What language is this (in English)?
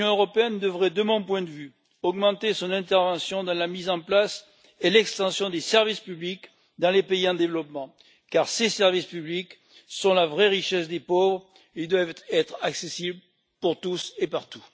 French